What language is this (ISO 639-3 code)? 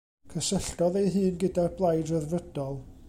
cym